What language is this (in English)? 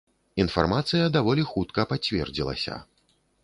Belarusian